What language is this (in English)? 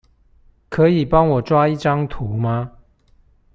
Chinese